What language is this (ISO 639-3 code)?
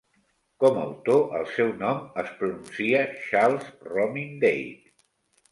cat